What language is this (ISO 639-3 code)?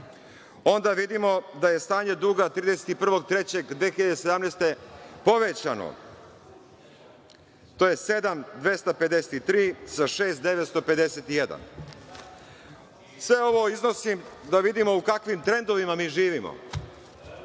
srp